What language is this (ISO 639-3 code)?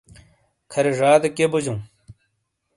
scl